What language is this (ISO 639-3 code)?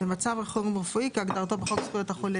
heb